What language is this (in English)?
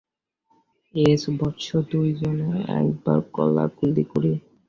Bangla